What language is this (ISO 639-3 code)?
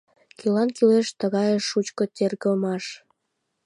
chm